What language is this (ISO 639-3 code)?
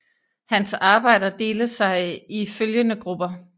dan